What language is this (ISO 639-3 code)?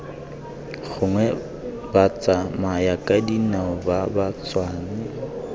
tsn